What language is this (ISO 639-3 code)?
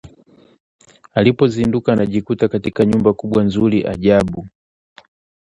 swa